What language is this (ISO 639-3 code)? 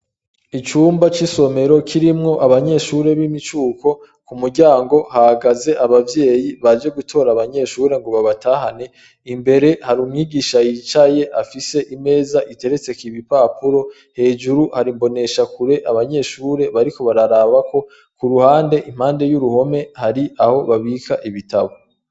run